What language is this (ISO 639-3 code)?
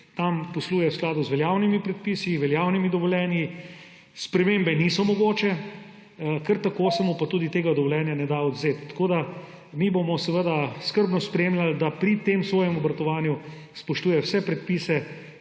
slv